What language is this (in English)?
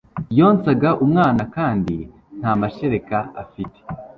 Kinyarwanda